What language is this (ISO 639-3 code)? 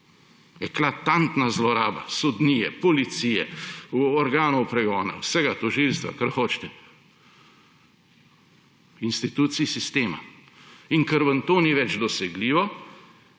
slv